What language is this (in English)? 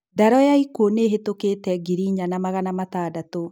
Kikuyu